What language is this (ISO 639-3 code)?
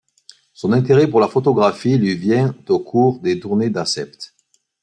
fra